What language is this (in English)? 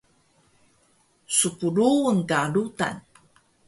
Taroko